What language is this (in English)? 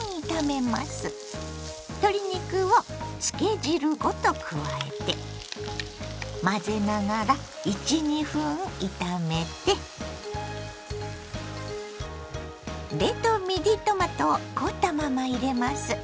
Japanese